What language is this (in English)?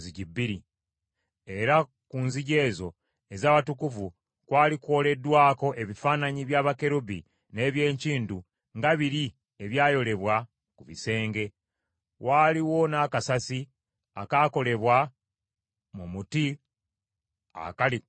Ganda